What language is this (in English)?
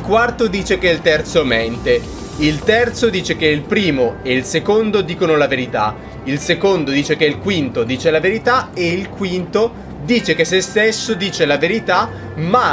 Italian